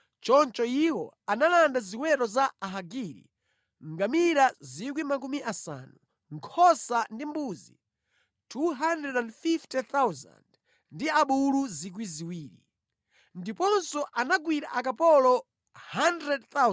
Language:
Nyanja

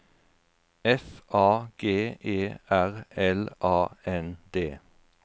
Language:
Norwegian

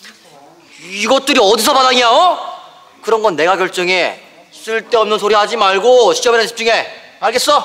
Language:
Korean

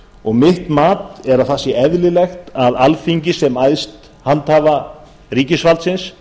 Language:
Icelandic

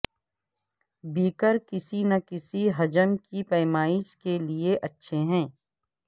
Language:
Urdu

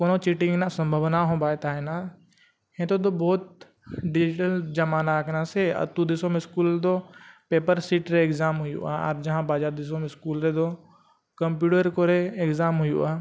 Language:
Santali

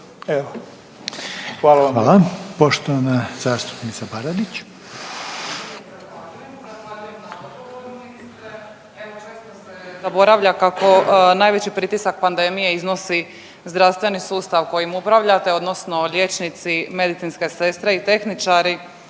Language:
Croatian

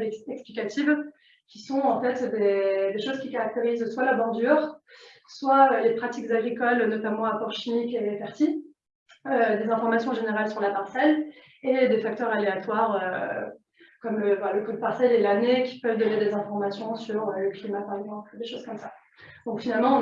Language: French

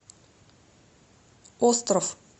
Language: Russian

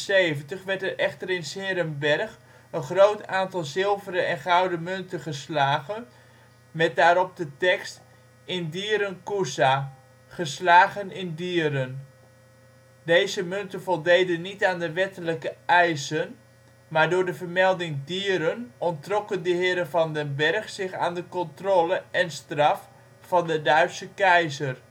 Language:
Dutch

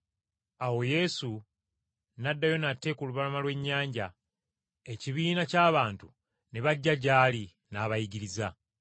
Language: Ganda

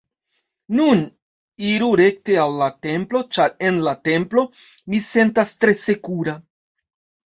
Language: Esperanto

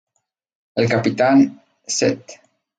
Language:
Spanish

